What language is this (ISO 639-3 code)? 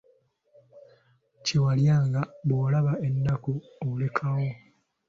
lug